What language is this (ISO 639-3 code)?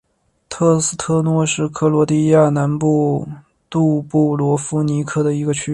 zho